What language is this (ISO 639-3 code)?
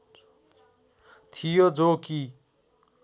nep